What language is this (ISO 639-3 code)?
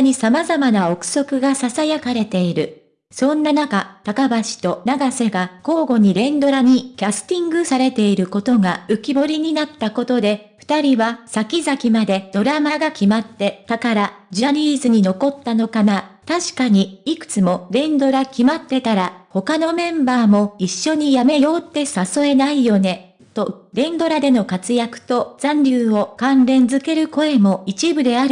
jpn